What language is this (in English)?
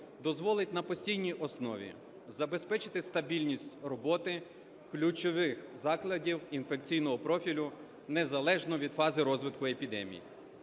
Ukrainian